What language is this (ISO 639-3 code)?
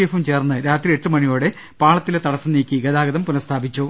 mal